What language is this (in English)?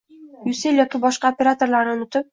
Uzbek